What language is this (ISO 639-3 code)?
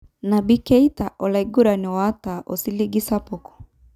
mas